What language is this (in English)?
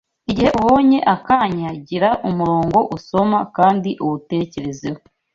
Kinyarwanda